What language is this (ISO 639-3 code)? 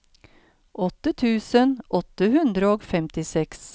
nor